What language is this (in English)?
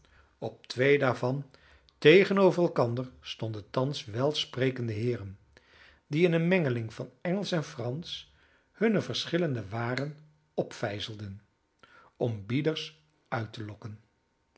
Dutch